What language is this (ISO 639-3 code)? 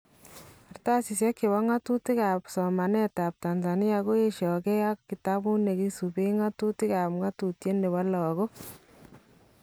kln